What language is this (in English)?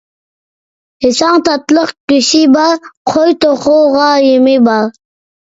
Uyghur